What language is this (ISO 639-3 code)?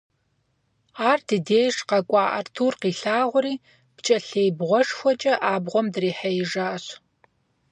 kbd